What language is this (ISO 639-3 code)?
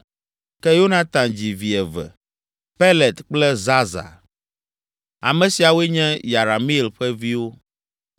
ewe